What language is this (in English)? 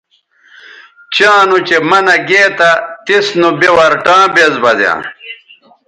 Bateri